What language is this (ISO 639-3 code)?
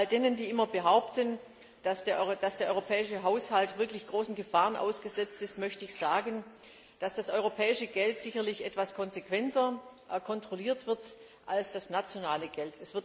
deu